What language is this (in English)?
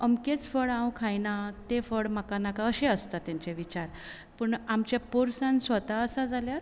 Konkani